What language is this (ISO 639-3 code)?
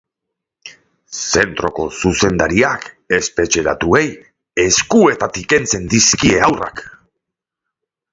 eus